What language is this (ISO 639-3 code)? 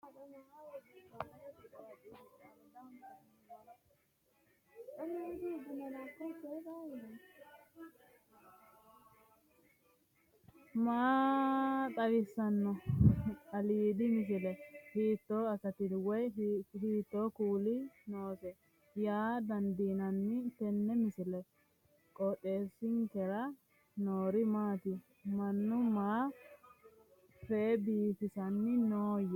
sid